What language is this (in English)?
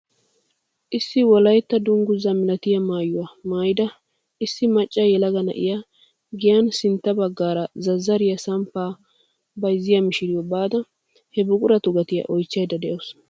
Wolaytta